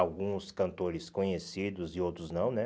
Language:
Portuguese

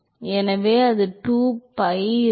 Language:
Tamil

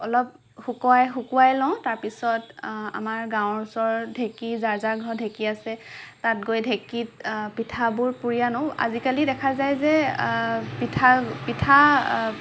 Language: Assamese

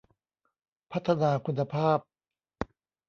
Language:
Thai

